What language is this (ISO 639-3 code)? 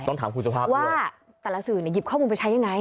tha